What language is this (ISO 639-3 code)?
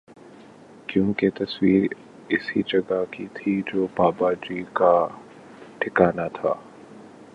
urd